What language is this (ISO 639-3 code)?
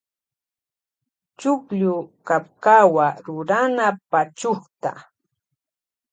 qvj